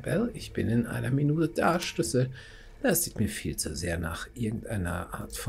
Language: German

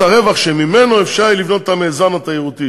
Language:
Hebrew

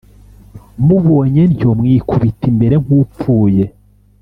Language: Kinyarwanda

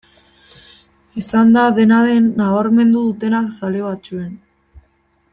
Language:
Basque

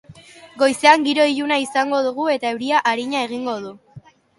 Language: Basque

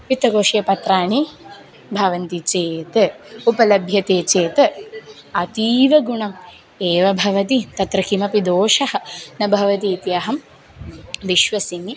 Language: Sanskrit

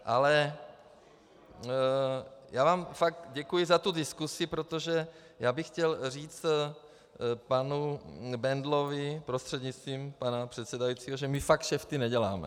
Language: Czech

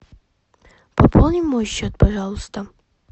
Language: Russian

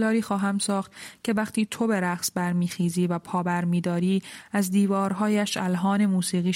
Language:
Persian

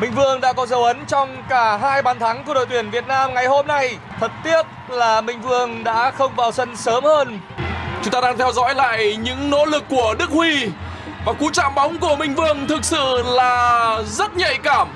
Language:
Vietnamese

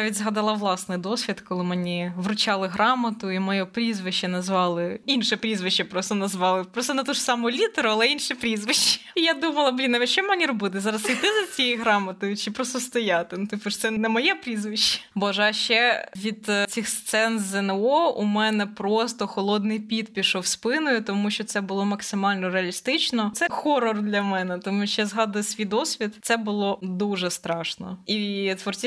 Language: Ukrainian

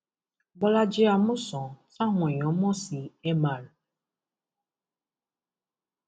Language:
Yoruba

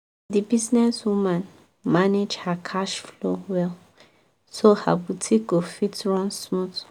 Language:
Nigerian Pidgin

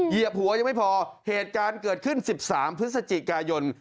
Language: Thai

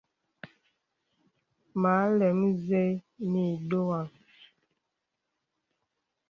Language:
Bebele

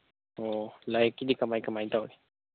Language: Manipuri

